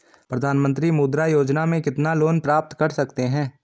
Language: Hindi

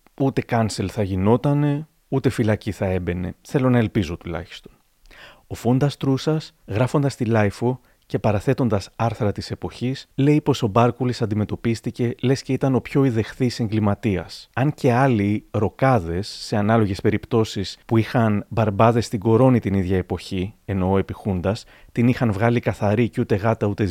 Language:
Greek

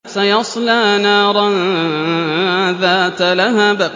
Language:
Arabic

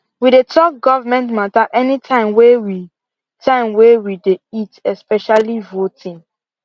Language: Nigerian Pidgin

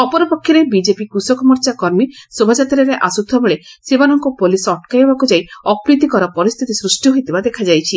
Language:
Odia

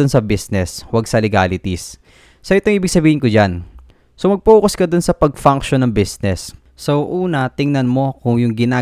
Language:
Filipino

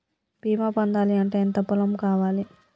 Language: Telugu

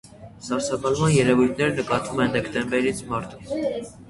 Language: Armenian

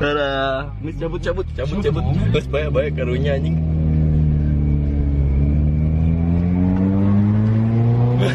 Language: Indonesian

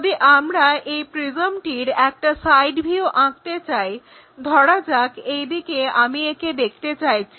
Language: Bangla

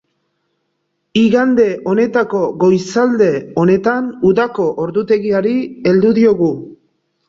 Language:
Basque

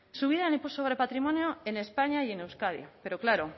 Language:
Spanish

